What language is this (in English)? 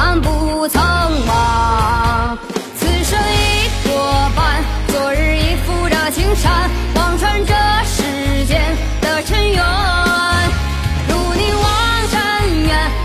Chinese